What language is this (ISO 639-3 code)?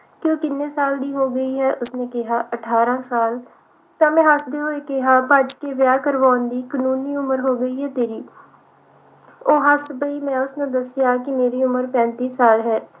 pan